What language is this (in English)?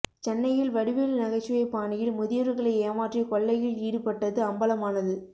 Tamil